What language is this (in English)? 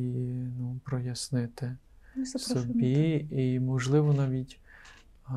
Ukrainian